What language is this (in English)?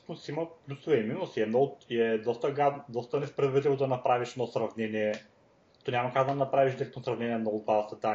Bulgarian